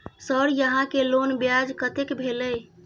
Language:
Maithili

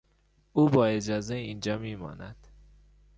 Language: Persian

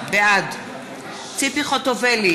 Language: Hebrew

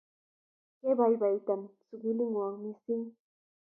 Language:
Kalenjin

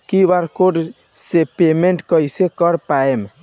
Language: Bhojpuri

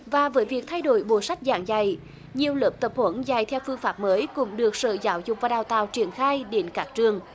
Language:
Vietnamese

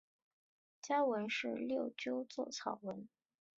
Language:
Chinese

